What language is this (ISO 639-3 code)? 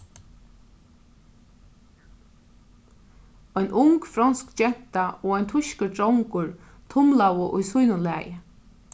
fao